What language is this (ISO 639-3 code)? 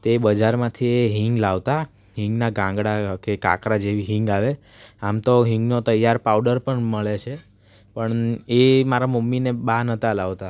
guj